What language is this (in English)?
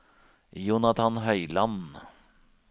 Norwegian